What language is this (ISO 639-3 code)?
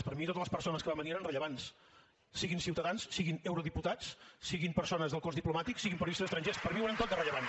cat